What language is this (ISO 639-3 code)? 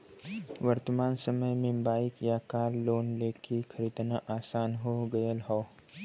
bho